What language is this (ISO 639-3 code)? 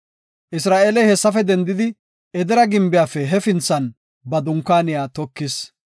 gof